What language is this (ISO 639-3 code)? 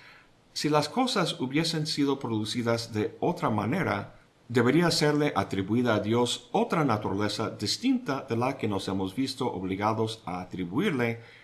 spa